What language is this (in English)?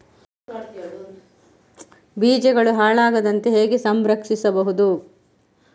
Kannada